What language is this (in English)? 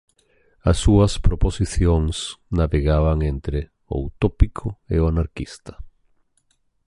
Galician